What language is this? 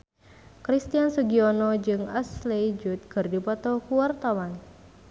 Sundanese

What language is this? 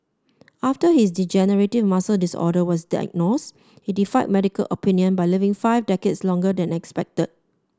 English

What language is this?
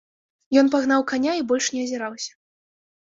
Belarusian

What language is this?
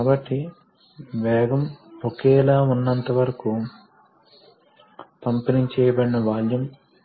Telugu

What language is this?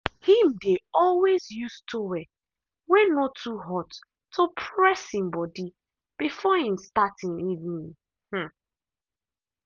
Nigerian Pidgin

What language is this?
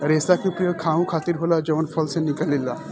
Bhojpuri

